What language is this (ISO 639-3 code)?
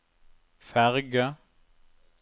nor